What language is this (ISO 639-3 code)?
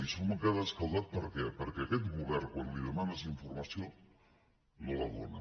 cat